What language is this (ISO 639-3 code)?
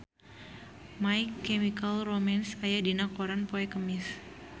sun